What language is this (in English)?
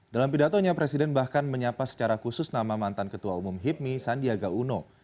Indonesian